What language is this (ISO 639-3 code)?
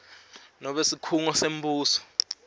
ssw